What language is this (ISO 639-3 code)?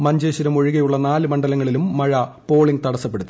mal